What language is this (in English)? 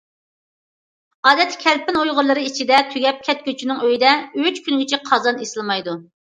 Uyghur